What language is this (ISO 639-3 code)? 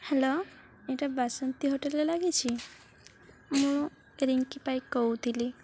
ori